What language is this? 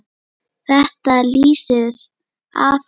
Icelandic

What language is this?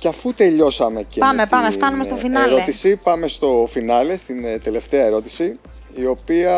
Greek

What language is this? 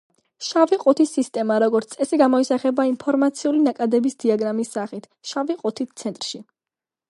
Georgian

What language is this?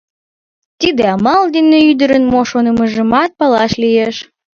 Mari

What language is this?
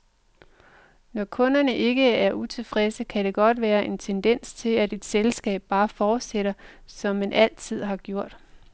Danish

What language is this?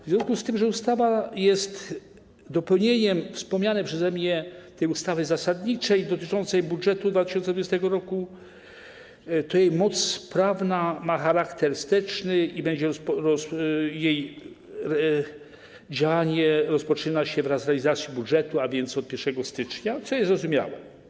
Polish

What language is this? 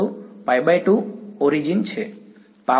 Gujarati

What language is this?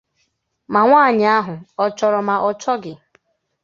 Igbo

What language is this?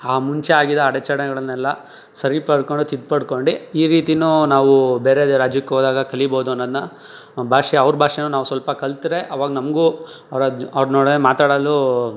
Kannada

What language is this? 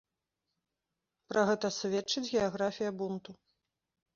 Belarusian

